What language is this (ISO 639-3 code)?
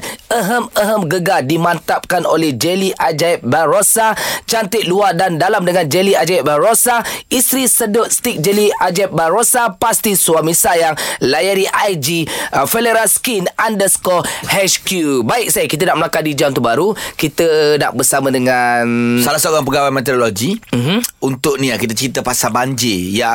msa